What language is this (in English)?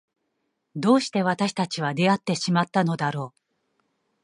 Japanese